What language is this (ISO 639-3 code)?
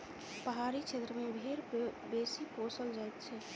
mai